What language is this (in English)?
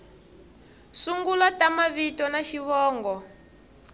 Tsonga